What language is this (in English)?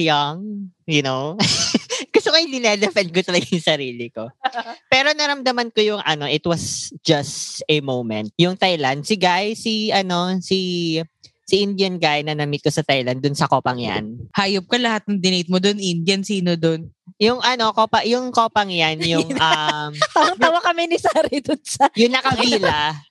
Filipino